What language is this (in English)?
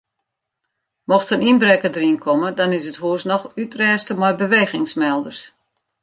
Western Frisian